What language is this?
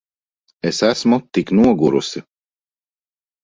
Latvian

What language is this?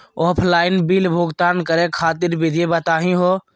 Magahi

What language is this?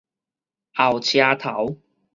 Min Nan Chinese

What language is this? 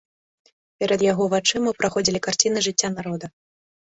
Belarusian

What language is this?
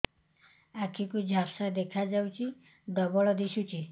Odia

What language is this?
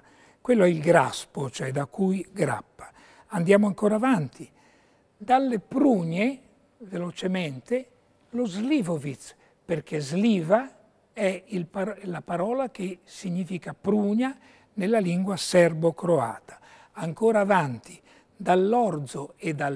Italian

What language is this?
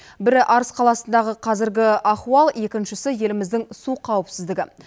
Kazakh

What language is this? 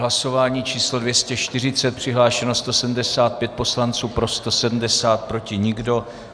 Czech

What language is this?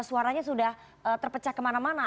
Indonesian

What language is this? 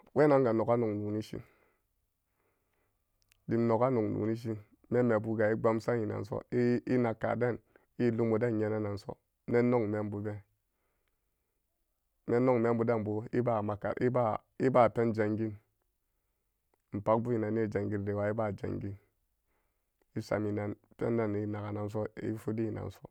Samba Daka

